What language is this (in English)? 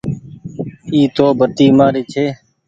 Goaria